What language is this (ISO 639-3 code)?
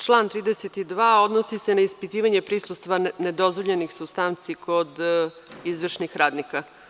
srp